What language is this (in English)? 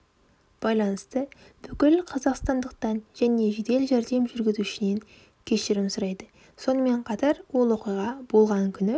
Kazakh